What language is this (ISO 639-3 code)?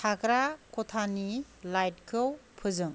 brx